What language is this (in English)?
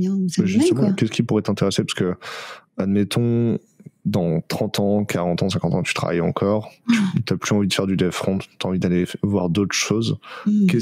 French